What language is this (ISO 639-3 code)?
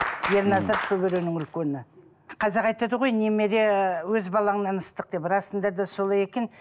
kaz